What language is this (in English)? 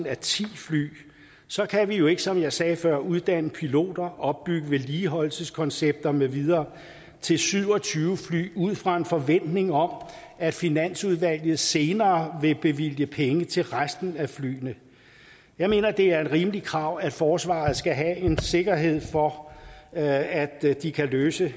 Danish